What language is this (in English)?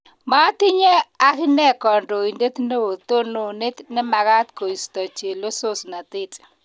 Kalenjin